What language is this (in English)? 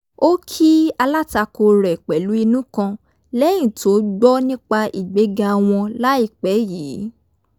Yoruba